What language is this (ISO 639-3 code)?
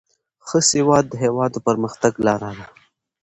pus